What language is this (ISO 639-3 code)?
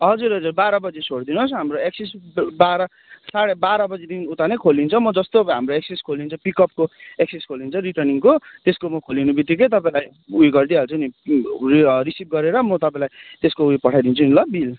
nep